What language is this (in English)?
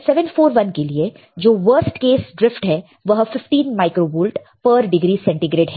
Hindi